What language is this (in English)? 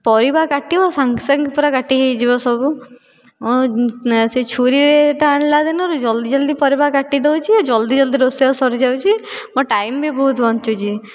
Odia